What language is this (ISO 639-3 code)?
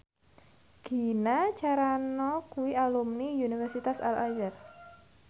jav